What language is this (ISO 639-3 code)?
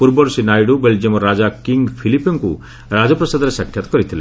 ori